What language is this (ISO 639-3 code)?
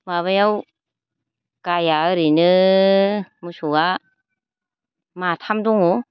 brx